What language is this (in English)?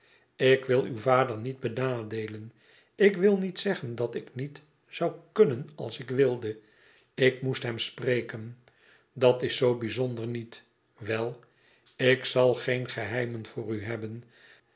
Dutch